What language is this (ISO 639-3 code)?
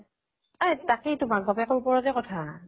asm